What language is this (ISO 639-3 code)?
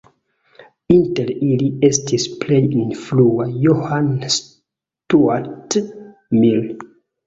epo